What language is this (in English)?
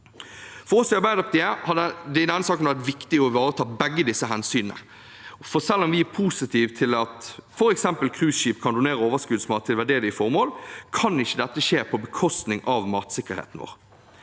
Norwegian